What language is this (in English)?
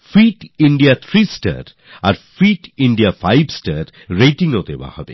Bangla